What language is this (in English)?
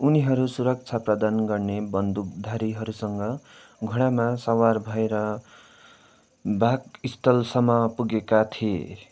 Nepali